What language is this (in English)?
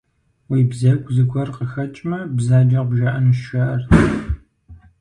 Kabardian